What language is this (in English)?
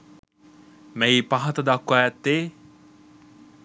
Sinhala